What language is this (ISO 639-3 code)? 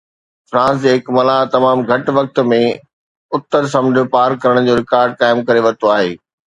snd